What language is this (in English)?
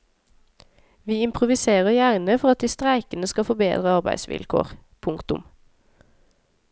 Norwegian